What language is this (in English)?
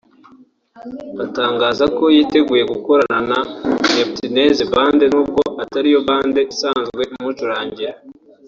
Kinyarwanda